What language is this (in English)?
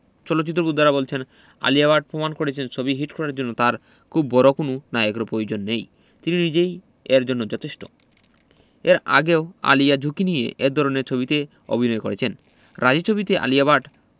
Bangla